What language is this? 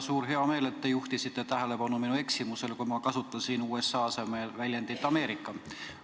Estonian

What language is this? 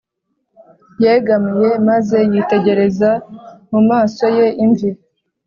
Kinyarwanda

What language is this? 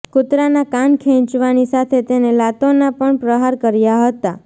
Gujarati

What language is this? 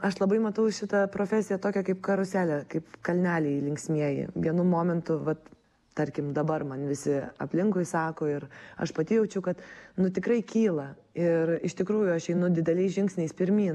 Lithuanian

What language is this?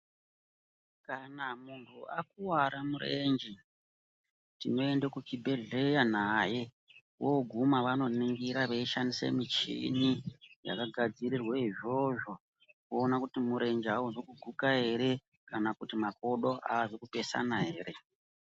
Ndau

